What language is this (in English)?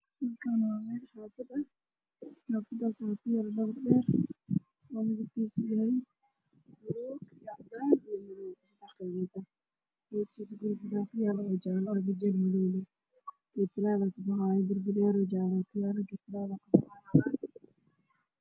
Somali